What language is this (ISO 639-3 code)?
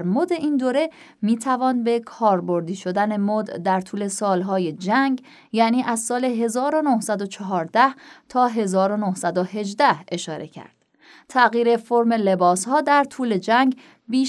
fas